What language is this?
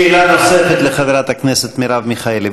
Hebrew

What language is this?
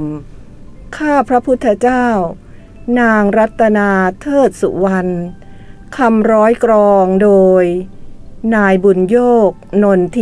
Thai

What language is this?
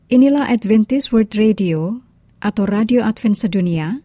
Indonesian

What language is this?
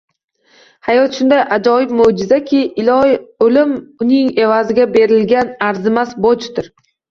Uzbek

